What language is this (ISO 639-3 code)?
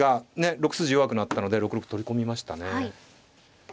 jpn